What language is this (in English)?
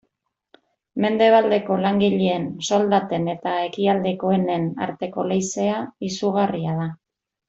Basque